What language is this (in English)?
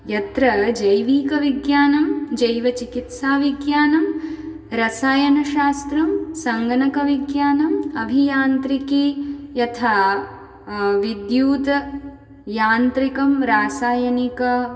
Sanskrit